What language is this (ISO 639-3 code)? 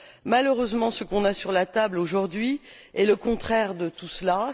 fra